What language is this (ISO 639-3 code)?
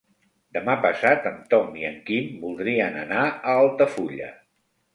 cat